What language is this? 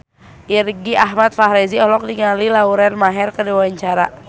Sundanese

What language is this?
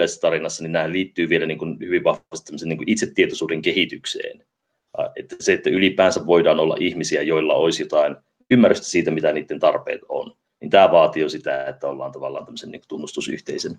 Finnish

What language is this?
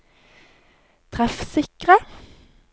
Norwegian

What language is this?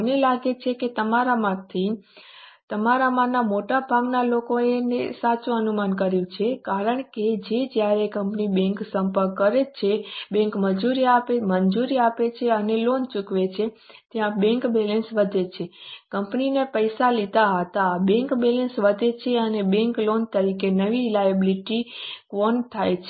Gujarati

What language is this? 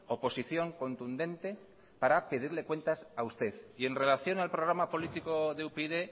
Spanish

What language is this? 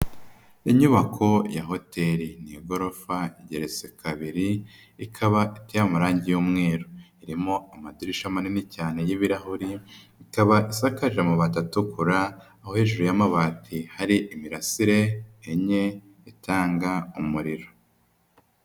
Kinyarwanda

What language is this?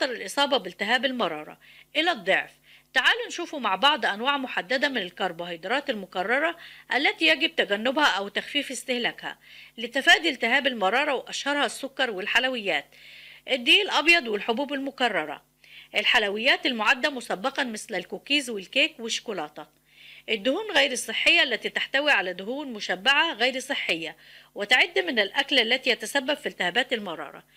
Arabic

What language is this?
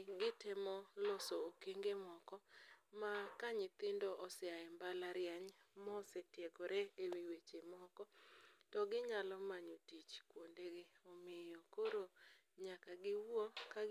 Luo (Kenya and Tanzania)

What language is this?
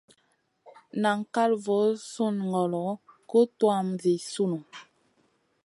Masana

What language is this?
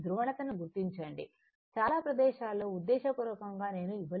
Telugu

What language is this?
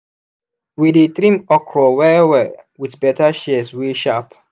Nigerian Pidgin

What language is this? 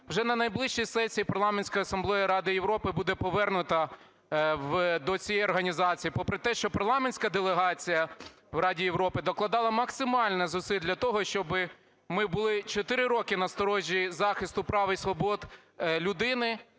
Ukrainian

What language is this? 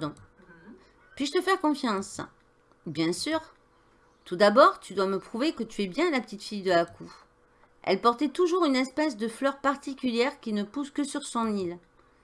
French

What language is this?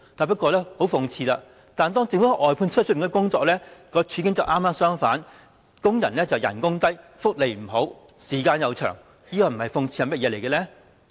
Cantonese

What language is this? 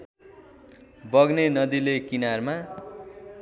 Nepali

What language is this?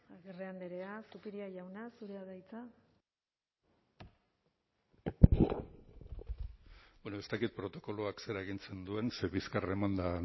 Basque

